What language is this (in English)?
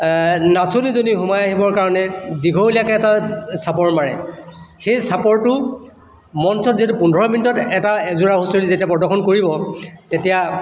Assamese